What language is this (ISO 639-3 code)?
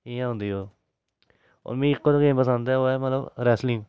doi